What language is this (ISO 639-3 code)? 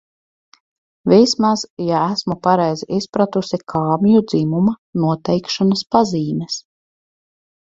lav